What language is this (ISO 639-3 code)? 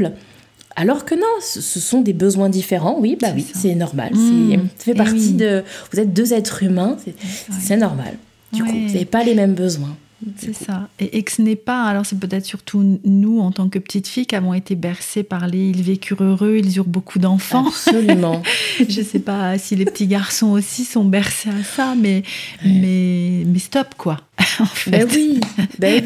fra